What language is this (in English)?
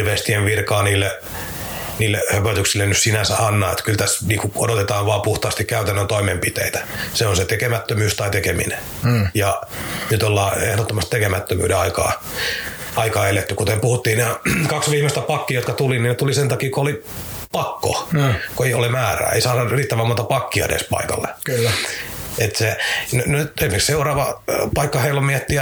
Finnish